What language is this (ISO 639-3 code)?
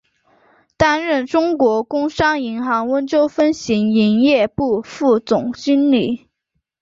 zho